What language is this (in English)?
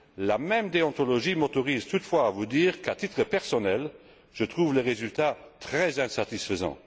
French